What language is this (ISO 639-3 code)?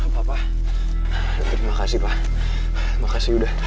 ind